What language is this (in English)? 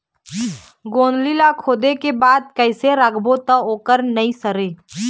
Chhattisgarhi